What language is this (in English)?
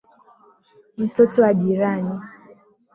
Swahili